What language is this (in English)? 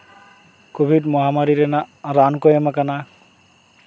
Santali